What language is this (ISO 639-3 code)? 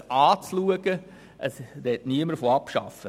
gsw